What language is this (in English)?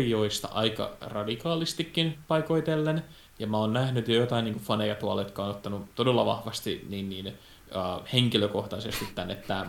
Finnish